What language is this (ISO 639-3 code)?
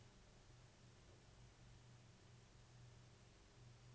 nor